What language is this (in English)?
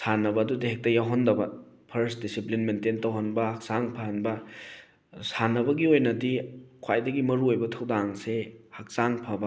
Manipuri